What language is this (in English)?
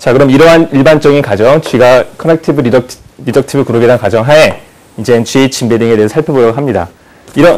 Korean